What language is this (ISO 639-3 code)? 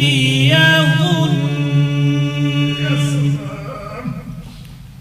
ara